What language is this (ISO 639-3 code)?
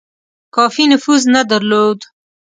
pus